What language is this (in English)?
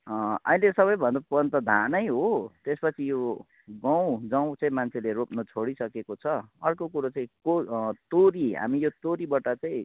Nepali